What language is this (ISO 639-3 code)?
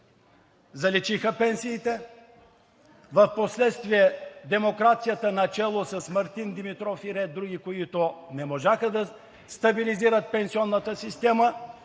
bul